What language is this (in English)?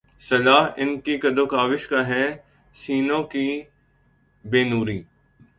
Urdu